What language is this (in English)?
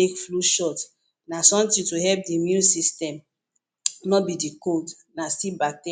Nigerian Pidgin